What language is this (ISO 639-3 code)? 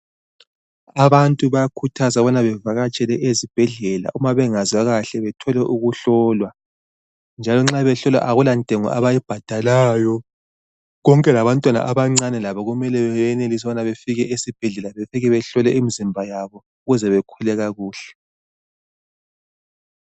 nde